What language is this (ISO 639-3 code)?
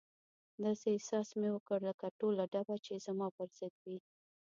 pus